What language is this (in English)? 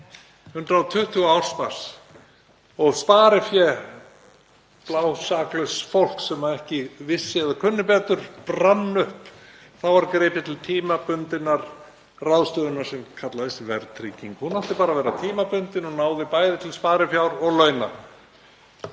Icelandic